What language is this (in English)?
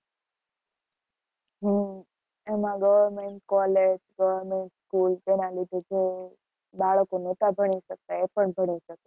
Gujarati